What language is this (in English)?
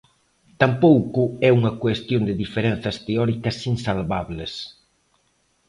Galician